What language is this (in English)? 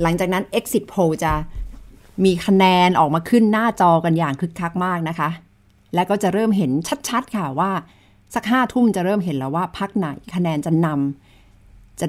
Thai